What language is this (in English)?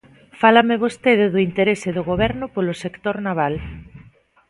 Galician